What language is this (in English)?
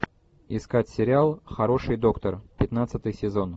Russian